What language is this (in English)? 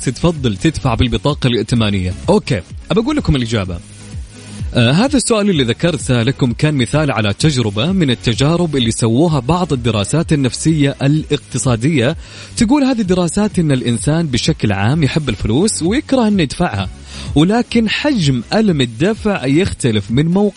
Arabic